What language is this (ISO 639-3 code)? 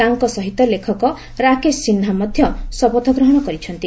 ori